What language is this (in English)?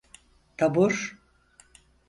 Turkish